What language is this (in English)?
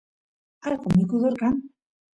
Santiago del Estero Quichua